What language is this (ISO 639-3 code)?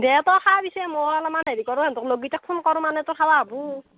asm